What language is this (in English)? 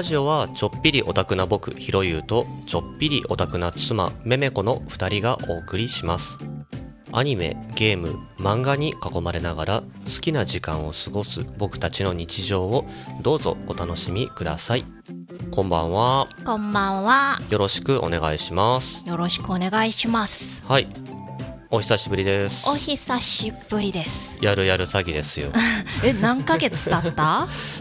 Japanese